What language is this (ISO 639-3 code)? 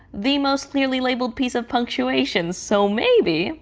eng